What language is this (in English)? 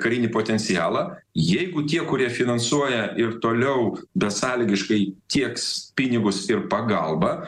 Lithuanian